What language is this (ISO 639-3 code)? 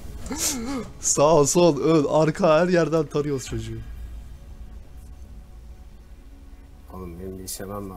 tur